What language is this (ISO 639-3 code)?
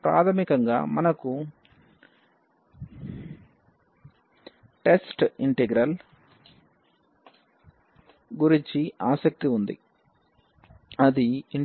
tel